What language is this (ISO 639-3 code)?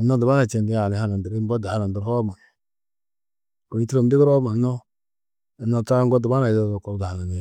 tuq